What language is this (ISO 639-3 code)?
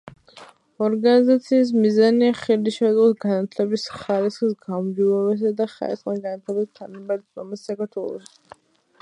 kat